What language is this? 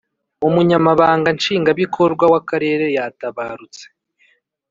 Kinyarwanda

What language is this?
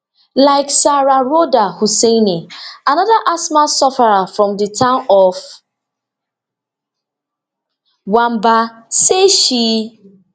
Nigerian Pidgin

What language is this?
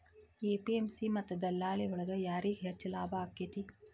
Kannada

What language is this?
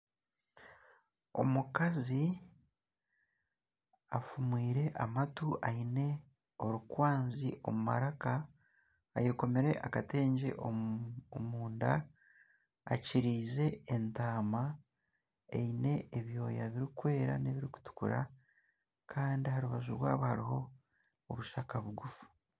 Nyankole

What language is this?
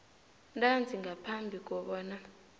South Ndebele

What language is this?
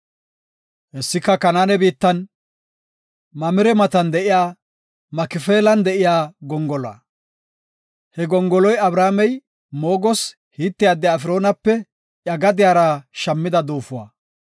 Gofa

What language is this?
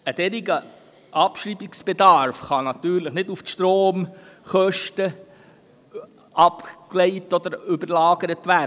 Swiss German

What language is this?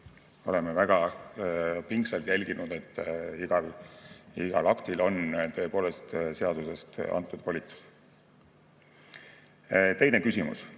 Estonian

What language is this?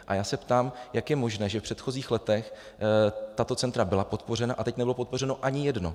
Czech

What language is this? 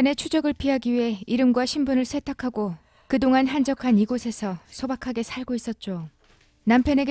Korean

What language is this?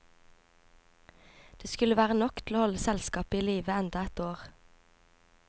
Norwegian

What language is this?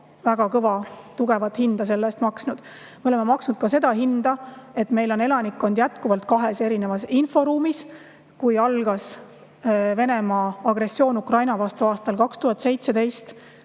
Estonian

